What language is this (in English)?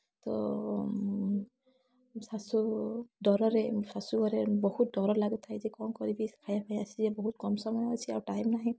Odia